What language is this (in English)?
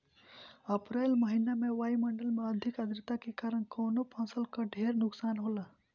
Bhojpuri